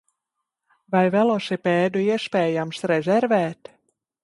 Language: Latvian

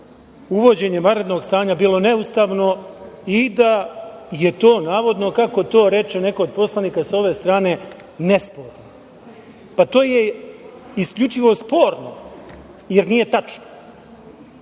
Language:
Serbian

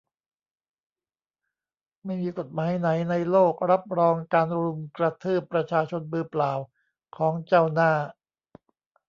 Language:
Thai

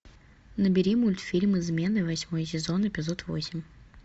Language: Russian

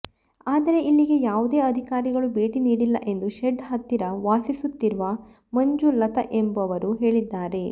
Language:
Kannada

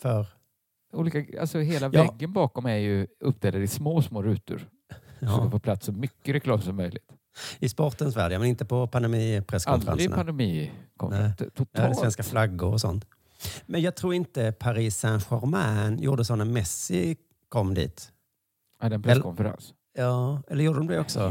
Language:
Swedish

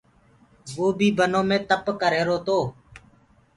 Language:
Gurgula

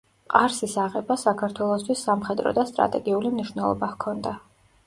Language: Georgian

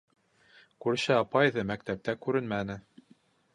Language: Bashkir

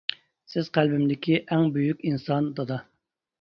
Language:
Uyghur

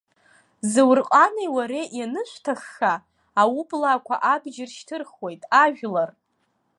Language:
Abkhazian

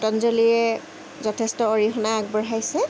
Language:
Assamese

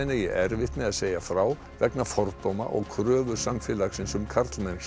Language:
Icelandic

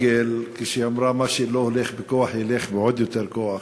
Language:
Hebrew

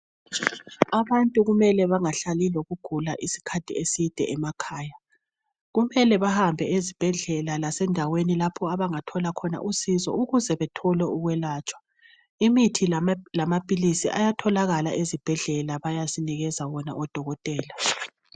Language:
North Ndebele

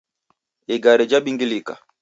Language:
Taita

